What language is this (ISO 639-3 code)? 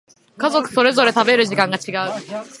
jpn